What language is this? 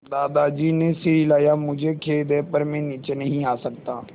Hindi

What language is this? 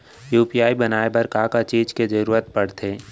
Chhattisgarhi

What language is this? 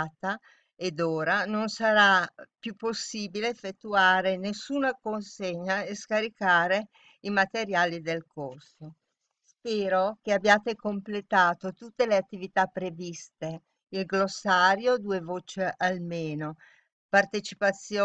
Italian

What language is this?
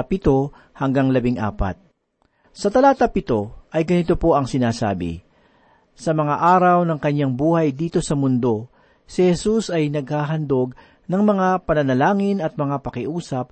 Filipino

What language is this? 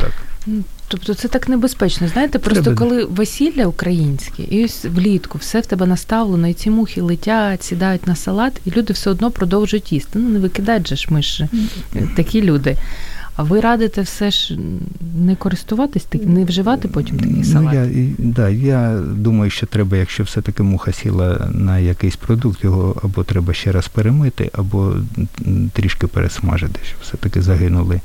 Ukrainian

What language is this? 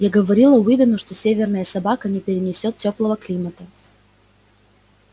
Russian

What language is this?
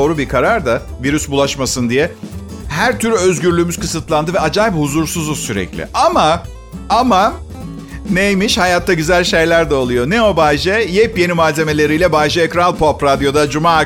Turkish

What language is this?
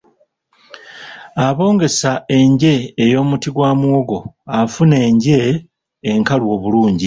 Ganda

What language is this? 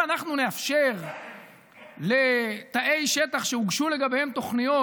Hebrew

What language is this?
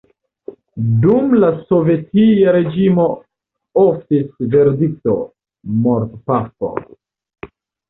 Esperanto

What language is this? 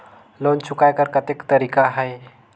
Chhattisgarhi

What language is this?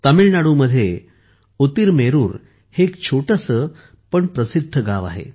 Marathi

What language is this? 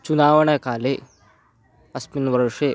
Sanskrit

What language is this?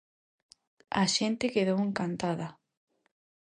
Galician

